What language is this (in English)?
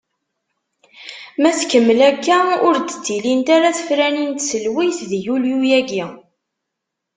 Kabyle